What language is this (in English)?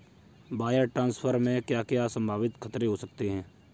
Hindi